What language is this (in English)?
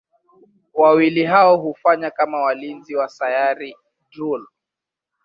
Swahili